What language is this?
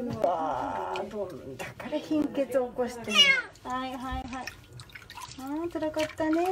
Japanese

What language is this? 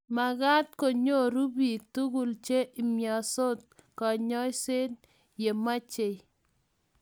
Kalenjin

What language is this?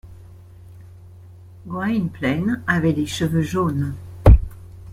French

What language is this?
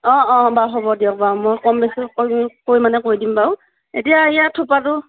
Assamese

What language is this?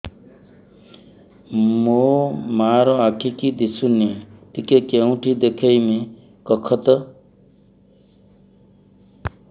Odia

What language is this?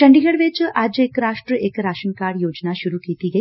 Punjabi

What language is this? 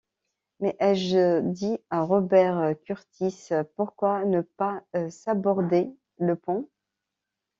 French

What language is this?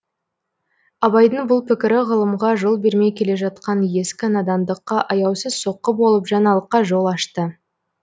Kazakh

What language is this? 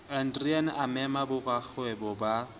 Southern Sotho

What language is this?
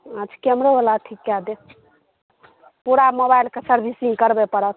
Maithili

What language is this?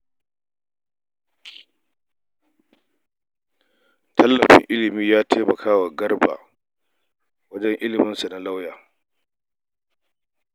Hausa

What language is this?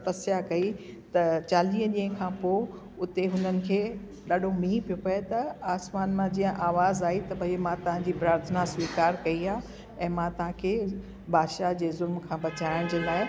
Sindhi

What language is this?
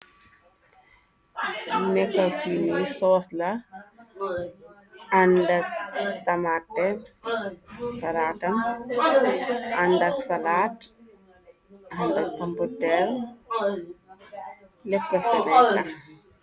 Wolof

